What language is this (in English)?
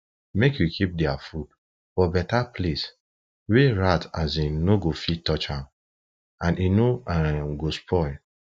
Nigerian Pidgin